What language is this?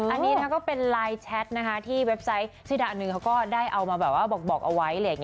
Thai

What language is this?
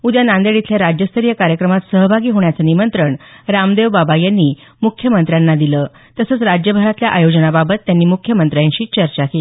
Marathi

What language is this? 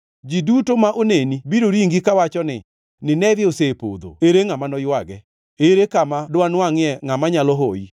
Luo (Kenya and Tanzania)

